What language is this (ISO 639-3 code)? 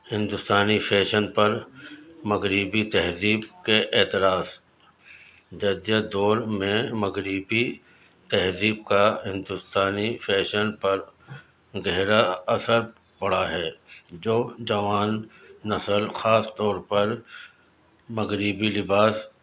urd